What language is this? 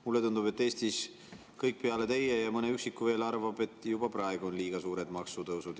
Estonian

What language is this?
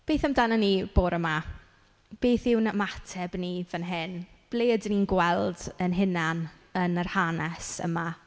Welsh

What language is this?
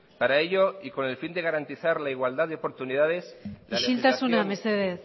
Basque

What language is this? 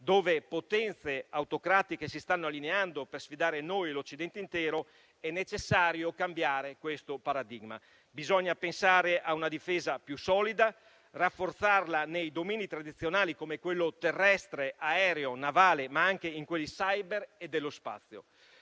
Italian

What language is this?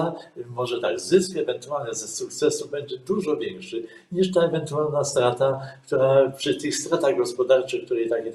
Polish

